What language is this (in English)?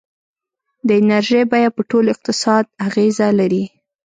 Pashto